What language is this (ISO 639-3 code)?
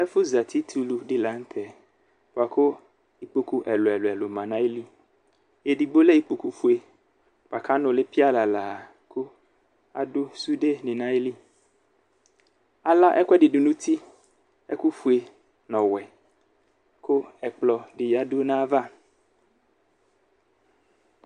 kpo